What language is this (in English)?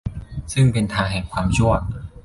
Thai